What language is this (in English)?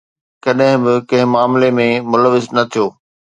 Sindhi